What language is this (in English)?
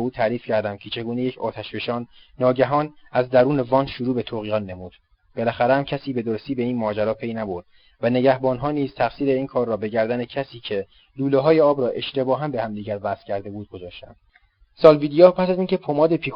Persian